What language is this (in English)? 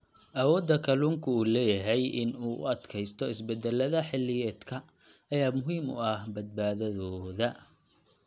Somali